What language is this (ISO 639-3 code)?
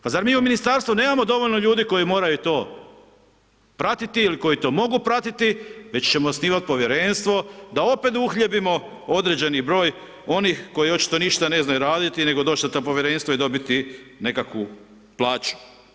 hrv